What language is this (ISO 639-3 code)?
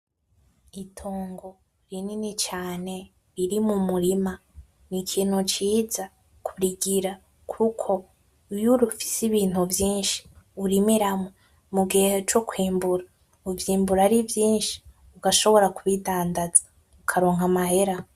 run